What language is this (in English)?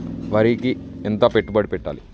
Telugu